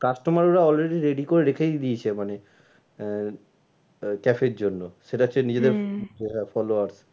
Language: Bangla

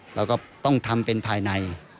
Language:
Thai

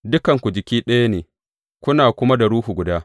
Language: Hausa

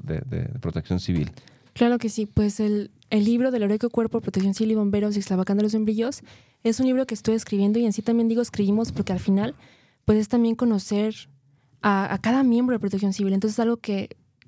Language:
Spanish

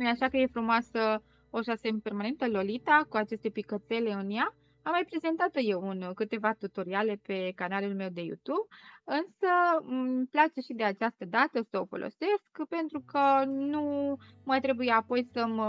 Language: Romanian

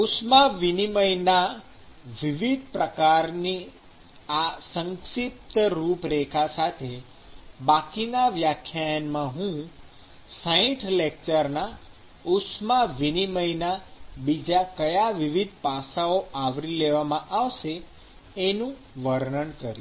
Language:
Gujarati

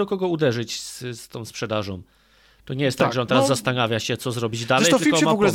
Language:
Polish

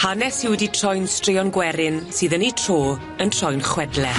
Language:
Welsh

